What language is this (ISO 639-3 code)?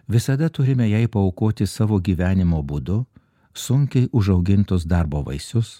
lit